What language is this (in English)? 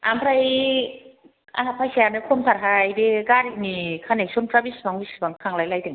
Bodo